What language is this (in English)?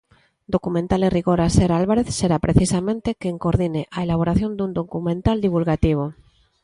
Galician